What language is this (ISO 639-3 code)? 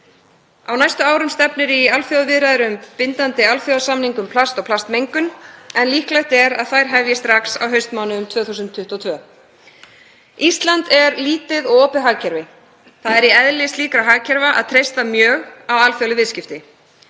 isl